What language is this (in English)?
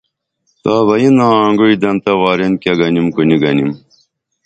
Dameli